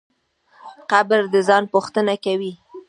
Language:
Pashto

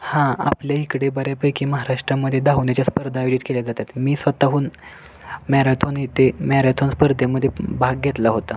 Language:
Marathi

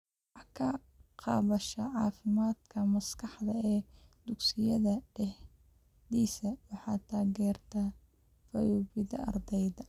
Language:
Somali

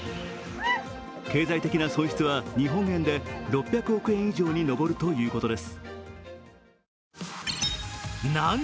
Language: Japanese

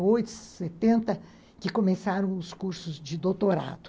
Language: Portuguese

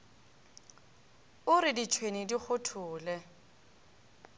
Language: Northern Sotho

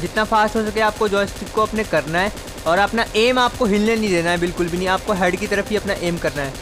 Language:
Hindi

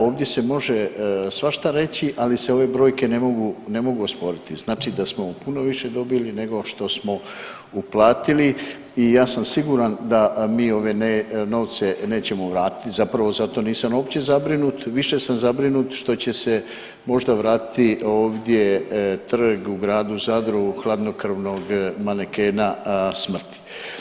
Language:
Croatian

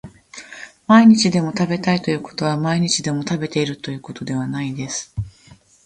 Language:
Japanese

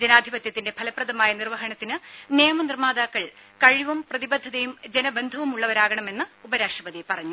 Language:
Malayalam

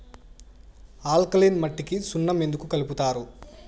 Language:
Telugu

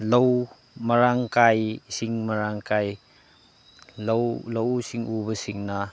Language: Manipuri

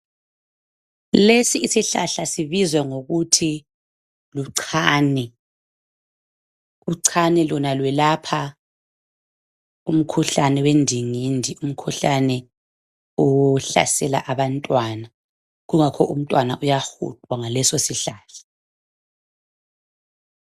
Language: North Ndebele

